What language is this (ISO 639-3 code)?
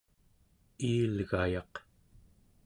esu